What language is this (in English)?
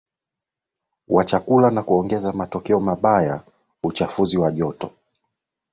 Swahili